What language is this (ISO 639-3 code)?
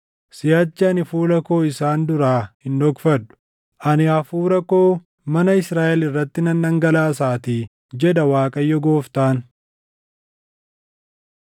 orm